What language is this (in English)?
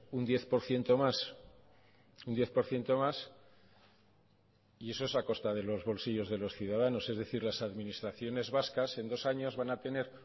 Spanish